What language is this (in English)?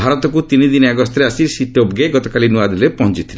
Odia